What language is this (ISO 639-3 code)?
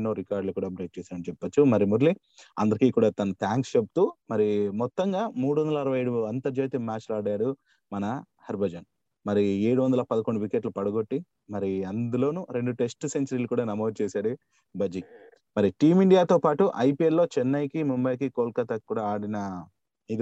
tel